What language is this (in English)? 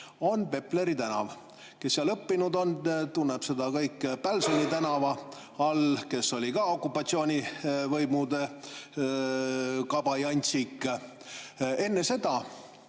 Estonian